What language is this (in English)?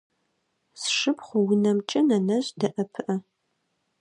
Adyghe